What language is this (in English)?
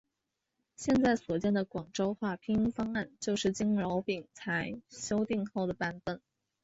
Chinese